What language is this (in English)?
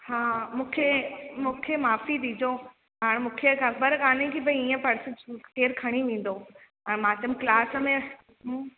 Sindhi